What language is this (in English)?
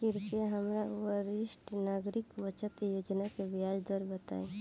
Bhojpuri